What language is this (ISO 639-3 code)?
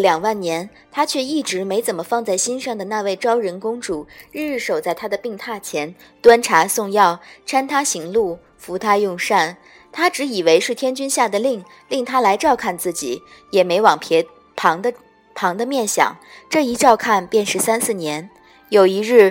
zho